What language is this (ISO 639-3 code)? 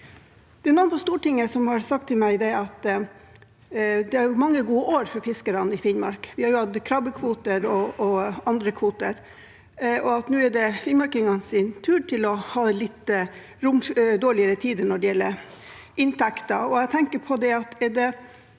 nor